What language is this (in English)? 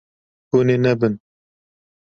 Kurdish